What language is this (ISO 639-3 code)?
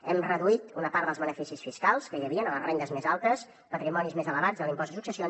cat